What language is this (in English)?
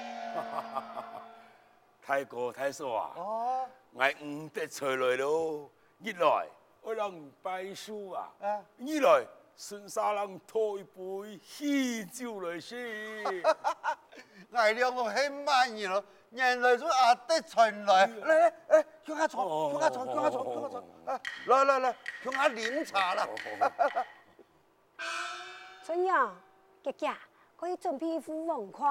Chinese